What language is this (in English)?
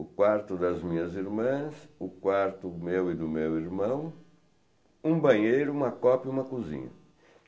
Portuguese